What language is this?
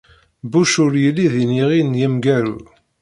Kabyle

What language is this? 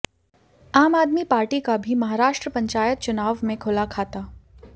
Hindi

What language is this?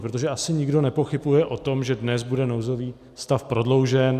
Czech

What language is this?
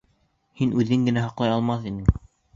Bashkir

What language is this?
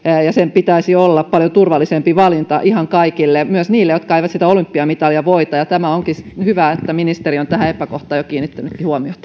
Finnish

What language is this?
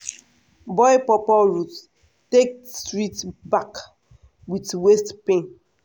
Nigerian Pidgin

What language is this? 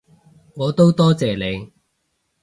Cantonese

